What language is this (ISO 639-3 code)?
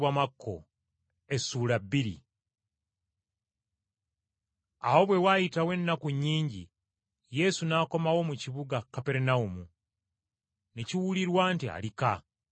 lug